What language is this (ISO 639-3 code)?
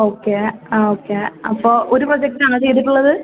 mal